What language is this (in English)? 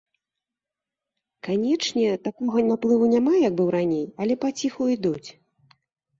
Belarusian